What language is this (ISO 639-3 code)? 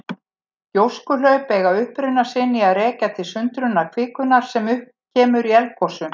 isl